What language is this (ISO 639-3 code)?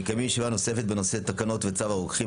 heb